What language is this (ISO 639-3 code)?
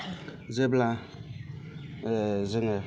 brx